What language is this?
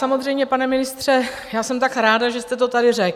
Czech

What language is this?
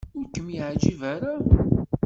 Kabyle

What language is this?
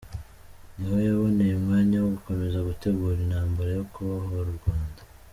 Kinyarwanda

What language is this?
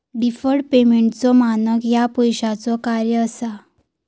Marathi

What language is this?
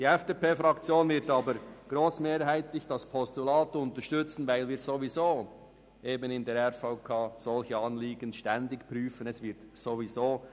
Swiss German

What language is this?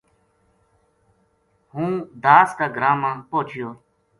Gujari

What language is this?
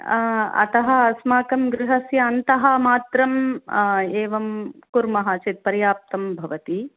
Sanskrit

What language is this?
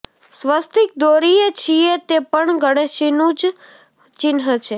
Gujarati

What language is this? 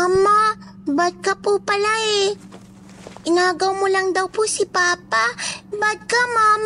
Filipino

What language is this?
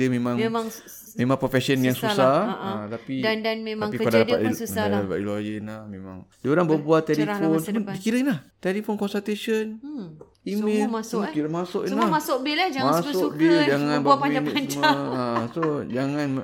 Malay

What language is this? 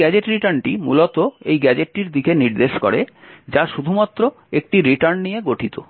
Bangla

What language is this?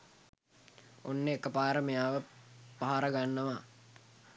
Sinhala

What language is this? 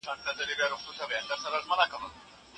Pashto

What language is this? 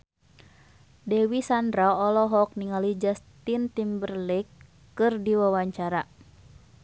Sundanese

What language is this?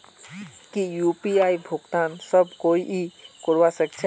Magahi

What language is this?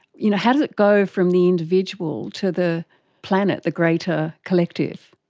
English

